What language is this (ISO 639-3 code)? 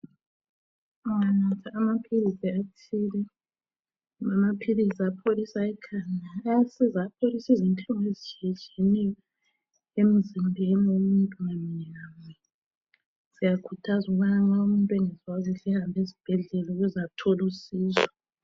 nde